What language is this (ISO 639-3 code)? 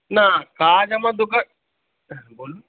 ben